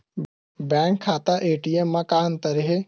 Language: Chhattisgarhi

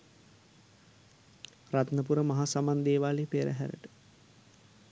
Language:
Sinhala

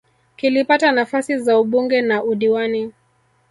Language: Swahili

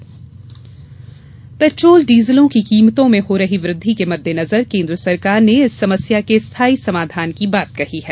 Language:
Hindi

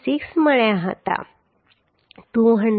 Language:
Gujarati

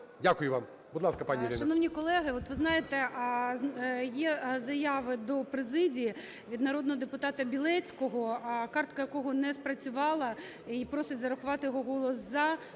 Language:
Ukrainian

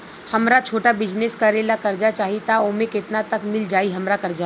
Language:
Bhojpuri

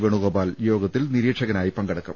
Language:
Malayalam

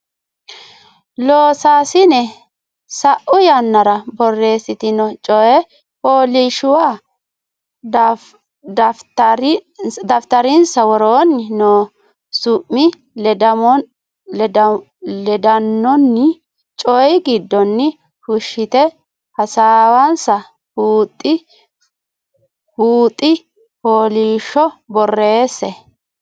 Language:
Sidamo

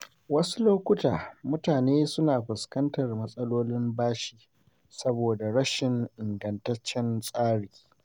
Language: Hausa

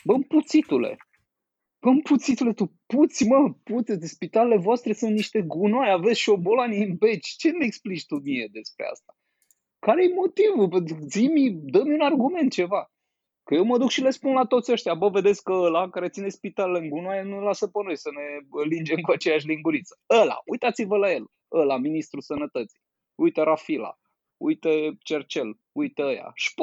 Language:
Romanian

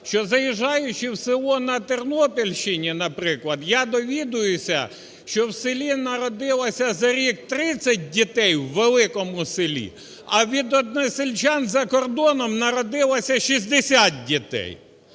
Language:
Ukrainian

